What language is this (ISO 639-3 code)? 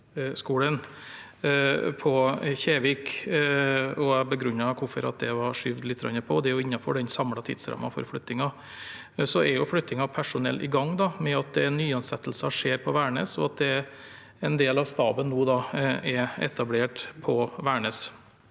nor